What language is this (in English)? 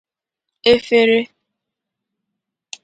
Igbo